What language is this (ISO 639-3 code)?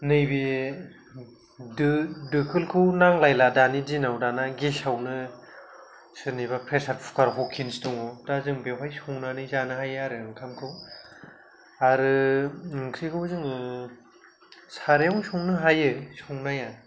brx